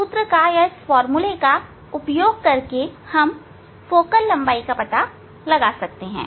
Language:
Hindi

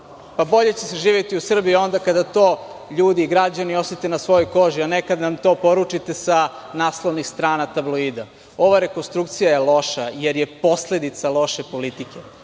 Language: Serbian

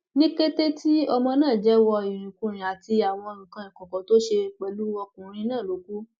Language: Yoruba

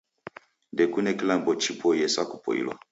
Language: Taita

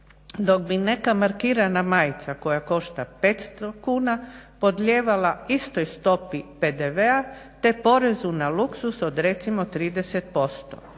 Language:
Croatian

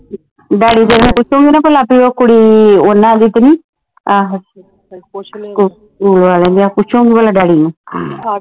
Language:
Punjabi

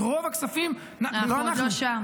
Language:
Hebrew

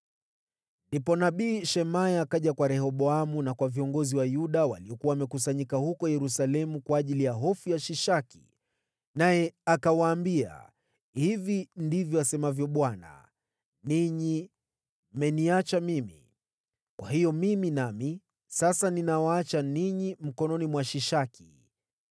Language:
Swahili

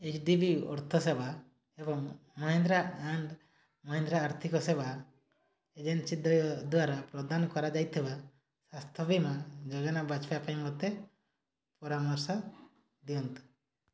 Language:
Odia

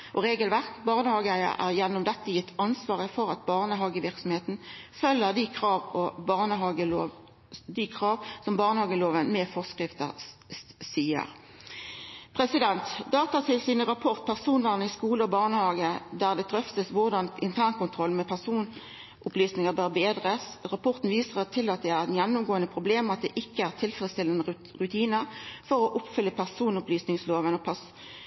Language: Norwegian Nynorsk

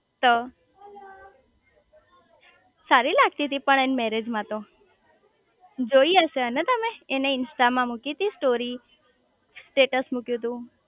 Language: Gujarati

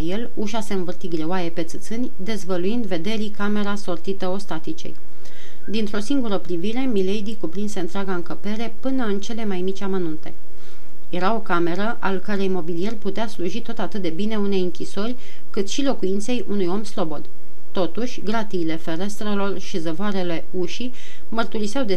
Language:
Romanian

